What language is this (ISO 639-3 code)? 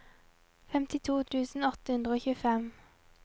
nor